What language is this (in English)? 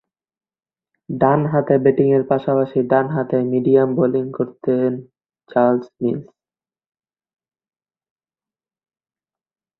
Bangla